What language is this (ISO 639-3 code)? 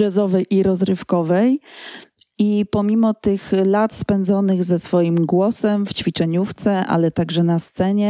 pol